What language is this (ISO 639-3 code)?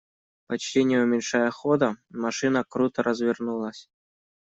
rus